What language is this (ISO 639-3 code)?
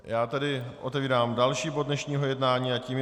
ces